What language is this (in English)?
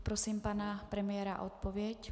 Czech